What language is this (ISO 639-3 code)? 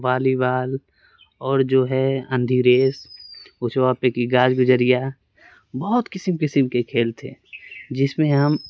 urd